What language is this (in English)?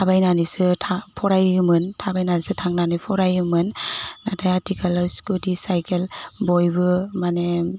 Bodo